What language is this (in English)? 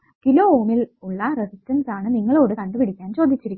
Malayalam